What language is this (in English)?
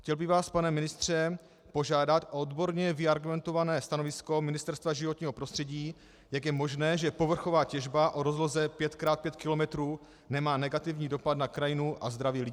Czech